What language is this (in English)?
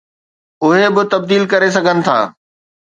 Sindhi